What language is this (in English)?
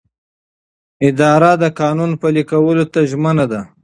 Pashto